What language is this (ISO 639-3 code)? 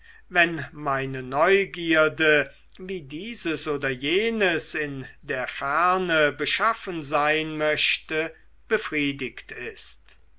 deu